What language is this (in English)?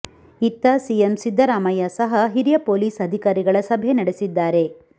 Kannada